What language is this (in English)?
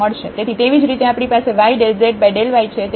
Gujarati